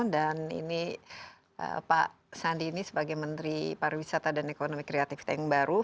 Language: Indonesian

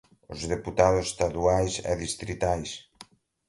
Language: Portuguese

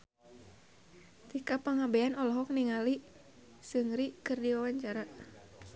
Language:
Sundanese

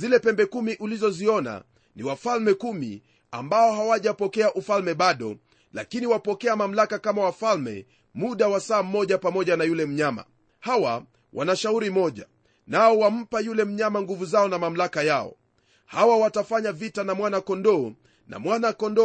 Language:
Swahili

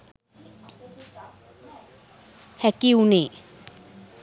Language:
Sinhala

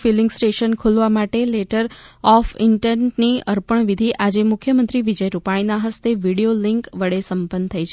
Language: Gujarati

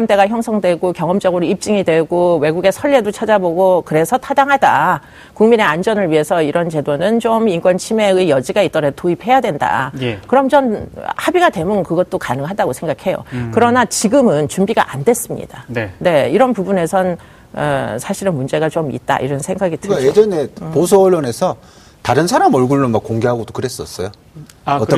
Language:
Korean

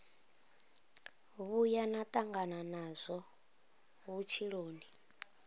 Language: Venda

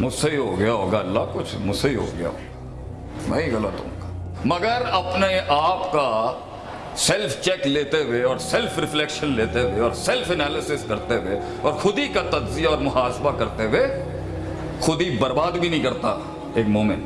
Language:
Urdu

